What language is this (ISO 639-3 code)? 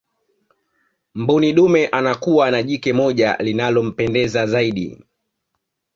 swa